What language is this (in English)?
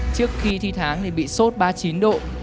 Vietnamese